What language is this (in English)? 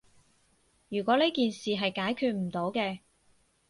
Cantonese